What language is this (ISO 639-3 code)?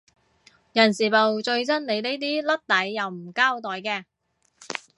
yue